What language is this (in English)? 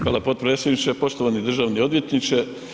Croatian